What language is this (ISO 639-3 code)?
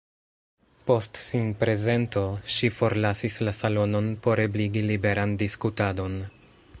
epo